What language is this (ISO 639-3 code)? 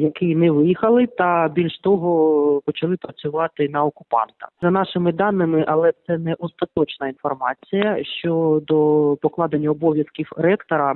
ukr